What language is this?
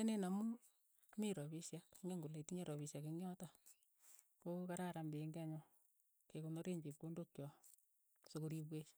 Keiyo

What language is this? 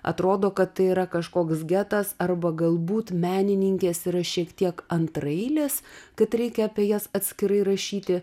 Lithuanian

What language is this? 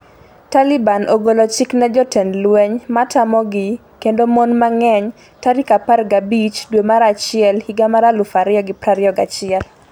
Luo (Kenya and Tanzania)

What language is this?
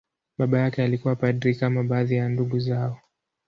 Swahili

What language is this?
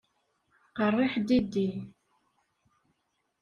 Kabyle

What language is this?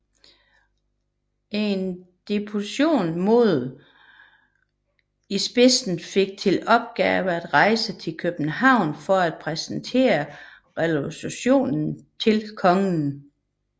Danish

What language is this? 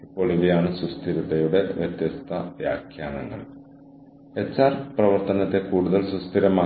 Malayalam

